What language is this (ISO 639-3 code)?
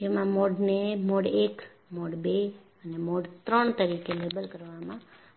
guj